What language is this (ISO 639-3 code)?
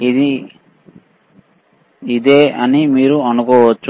tel